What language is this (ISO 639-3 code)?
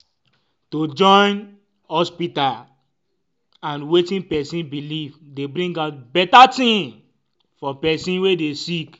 pcm